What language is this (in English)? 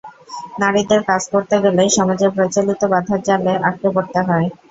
Bangla